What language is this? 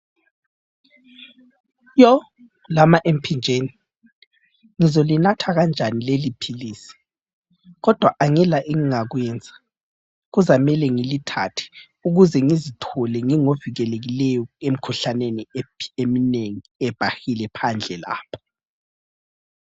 North Ndebele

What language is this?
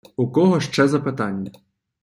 Ukrainian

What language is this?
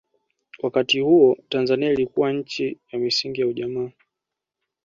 Swahili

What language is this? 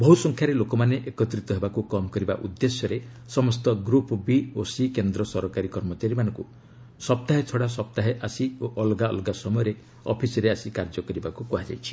Odia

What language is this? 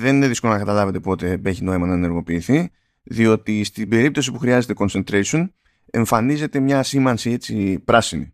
Greek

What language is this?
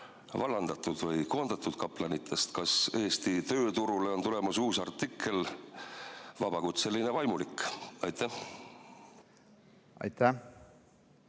Estonian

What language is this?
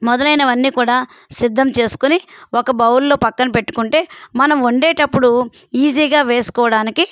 Telugu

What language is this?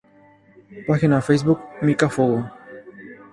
Spanish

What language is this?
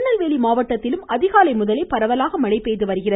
Tamil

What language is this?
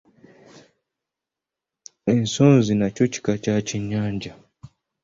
Ganda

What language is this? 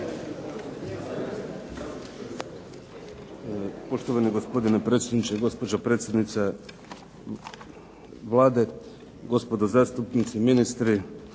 Croatian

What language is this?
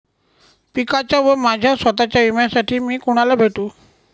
Marathi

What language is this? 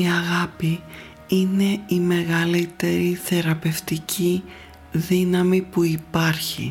Greek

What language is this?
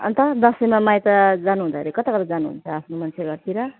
Nepali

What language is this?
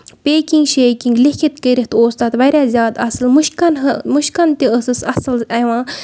Kashmiri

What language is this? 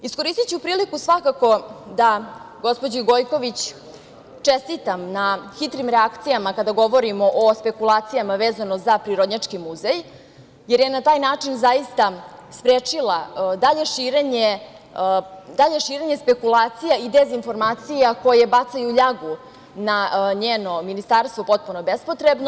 Serbian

